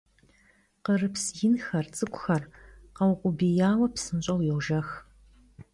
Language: Kabardian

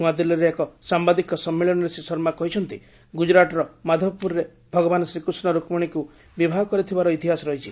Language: Odia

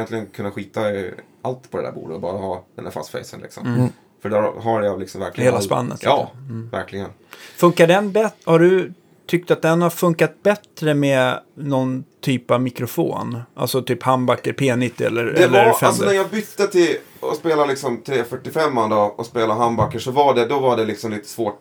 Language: Swedish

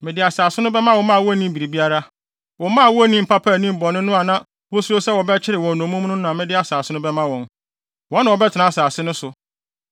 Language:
Akan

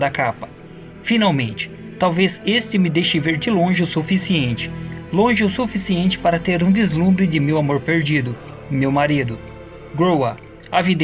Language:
Portuguese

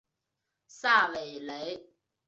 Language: Chinese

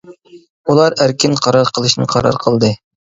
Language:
Uyghur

